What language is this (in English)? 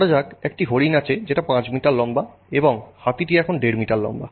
Bangla